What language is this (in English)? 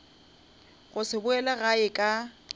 Northern Sotho